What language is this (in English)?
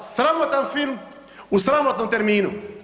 Croatian